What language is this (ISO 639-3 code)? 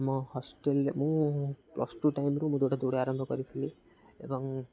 ori